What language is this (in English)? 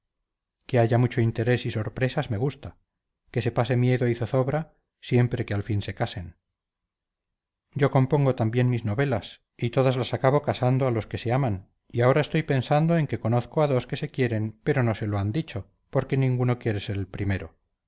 Spanish